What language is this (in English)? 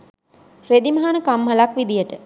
Sinhala